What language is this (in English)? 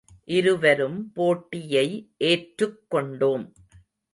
Tamil